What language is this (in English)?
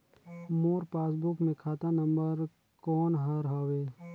Chhattisgarhi